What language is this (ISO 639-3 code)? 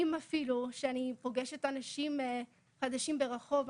heb